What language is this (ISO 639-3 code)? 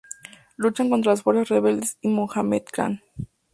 spa